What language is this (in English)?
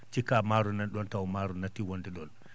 Fula